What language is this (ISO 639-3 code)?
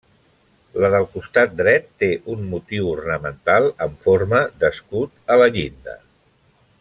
cat